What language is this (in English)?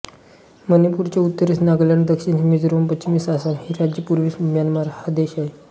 Marathi